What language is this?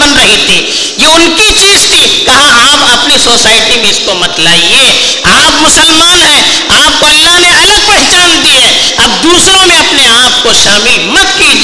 Urdu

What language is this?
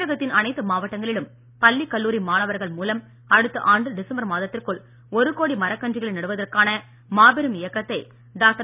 Tamil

